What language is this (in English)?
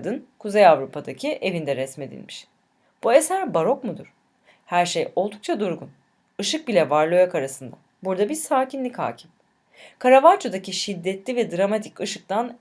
Turkish